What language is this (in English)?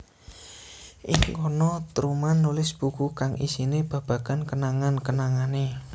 Javanese